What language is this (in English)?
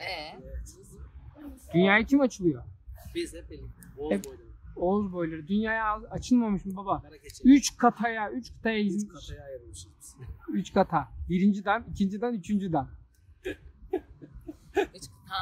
Turkish